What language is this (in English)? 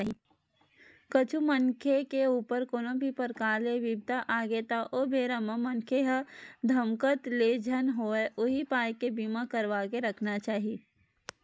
Chhattisgarhi